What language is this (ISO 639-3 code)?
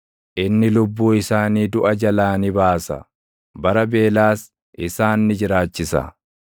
orm